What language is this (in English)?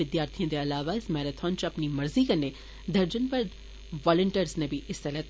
Dogri